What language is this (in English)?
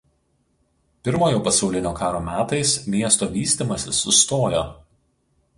Lithuanian